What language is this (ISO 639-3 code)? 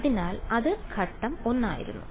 mal